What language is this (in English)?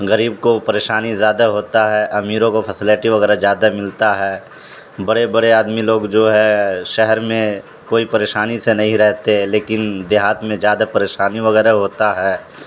Urdu